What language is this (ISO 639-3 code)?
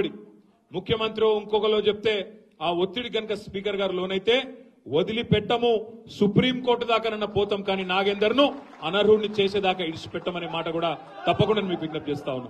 tel